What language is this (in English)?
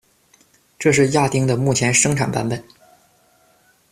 Chinese